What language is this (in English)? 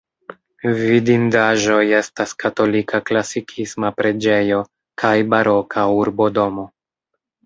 Esperanto